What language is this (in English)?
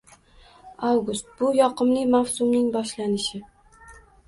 Uzbek